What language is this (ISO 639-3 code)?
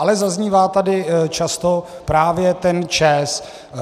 ces